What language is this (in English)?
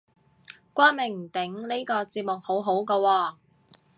Cantonese